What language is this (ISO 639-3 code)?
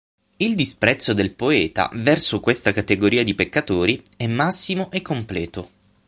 ita